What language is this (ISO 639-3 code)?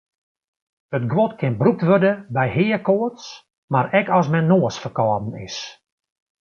fry